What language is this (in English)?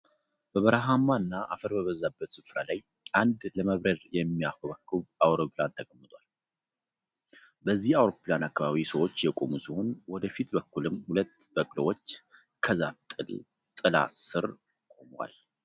Amharic